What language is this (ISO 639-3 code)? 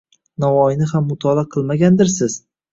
uzb